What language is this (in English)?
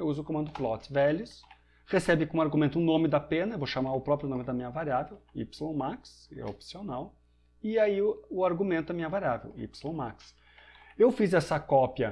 Portuguese